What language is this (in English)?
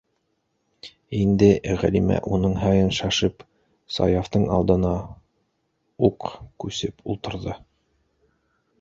Bashkir